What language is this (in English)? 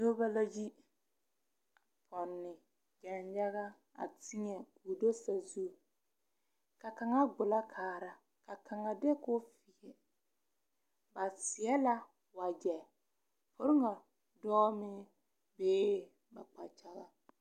Southern Dagaare